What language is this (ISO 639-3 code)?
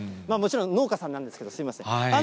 jpn